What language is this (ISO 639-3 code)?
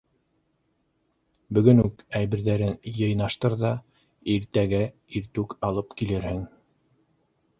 bak